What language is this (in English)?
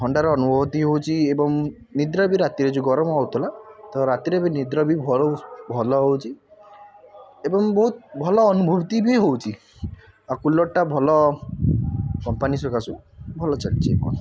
Odia